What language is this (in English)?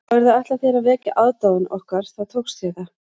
Icelandic